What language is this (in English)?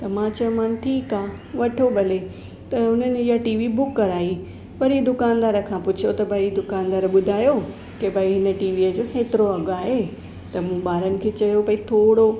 Sindhi